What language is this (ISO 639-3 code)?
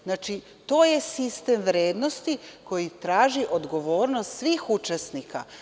srp